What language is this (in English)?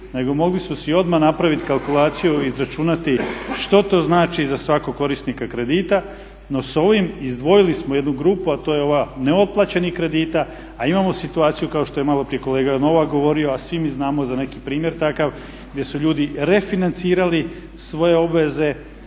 Croatian